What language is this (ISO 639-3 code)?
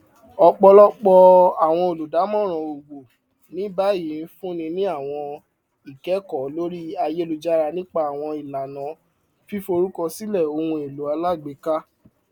yor